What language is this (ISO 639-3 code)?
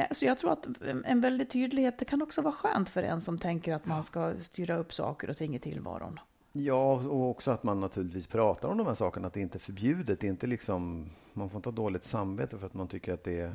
swe